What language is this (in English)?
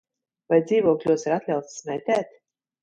Latvian